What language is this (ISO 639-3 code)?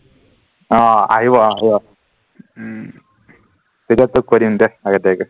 asm